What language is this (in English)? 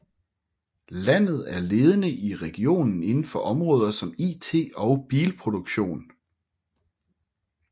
Danish